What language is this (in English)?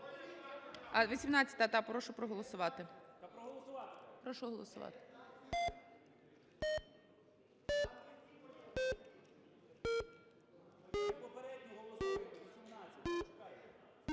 Ukrainian